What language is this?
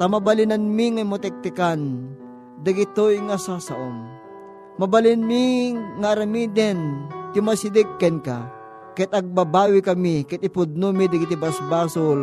Filipino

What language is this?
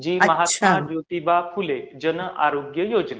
Marathi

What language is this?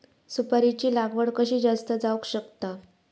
Marathi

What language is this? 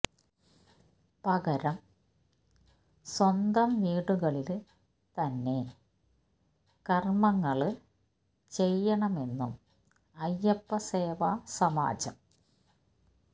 Malayalam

